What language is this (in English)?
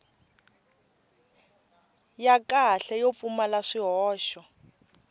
Tsonga